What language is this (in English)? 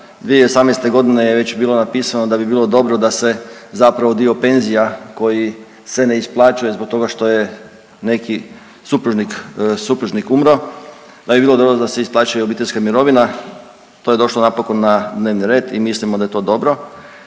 Croatian